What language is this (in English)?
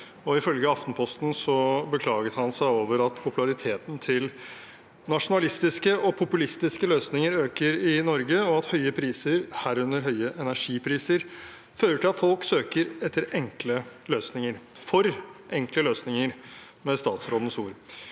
Norwegian